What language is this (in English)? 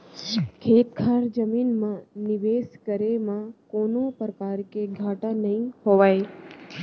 Chhattisgarhi